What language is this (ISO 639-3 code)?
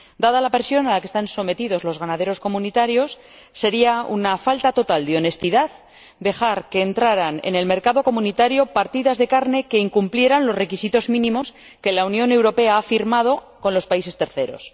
spa